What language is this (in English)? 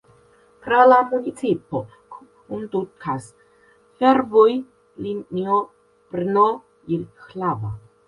Esperanto